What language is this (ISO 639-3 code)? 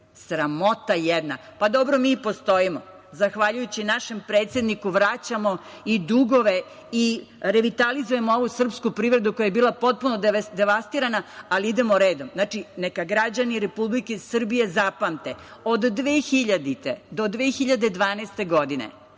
srp